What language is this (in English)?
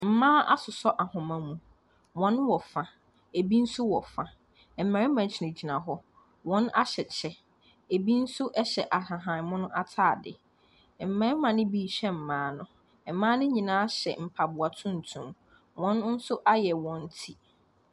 Akan